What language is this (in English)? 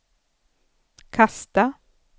Swedish